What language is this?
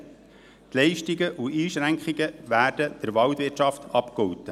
Swiss German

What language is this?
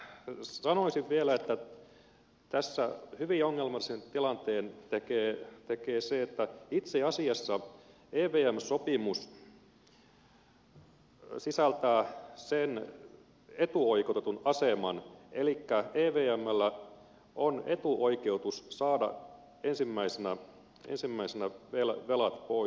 Finnish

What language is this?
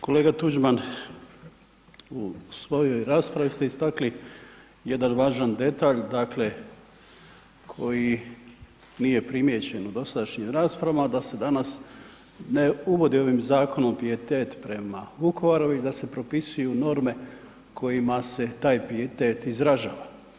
Croatian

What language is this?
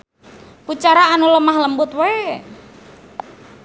Sundanese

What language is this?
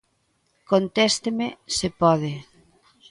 Galician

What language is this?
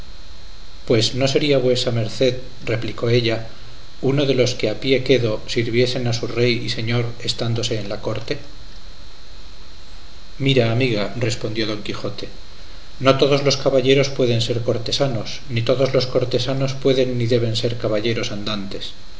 Spanish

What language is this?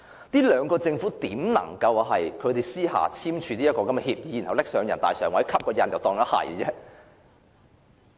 Cantonese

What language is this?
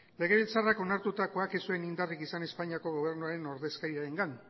Basque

